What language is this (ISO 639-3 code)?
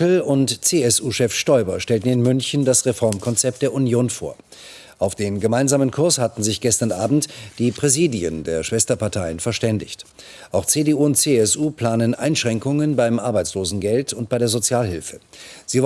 deu